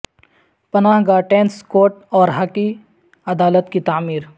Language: Urdu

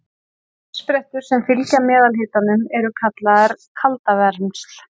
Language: Icelandic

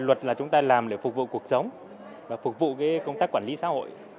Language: Vietnamese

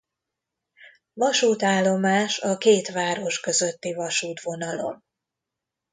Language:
Hungarian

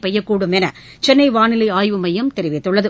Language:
Tamil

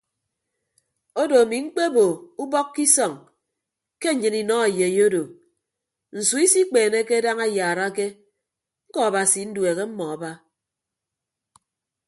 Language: Ibibio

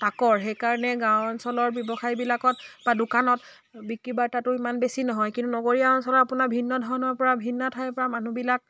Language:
Assamese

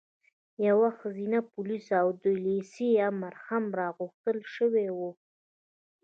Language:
Pashto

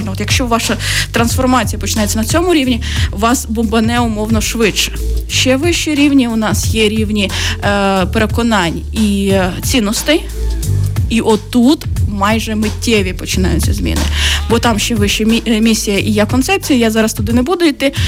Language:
Ukrainian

